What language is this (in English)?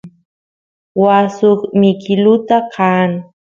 Santiago del Estero Quichua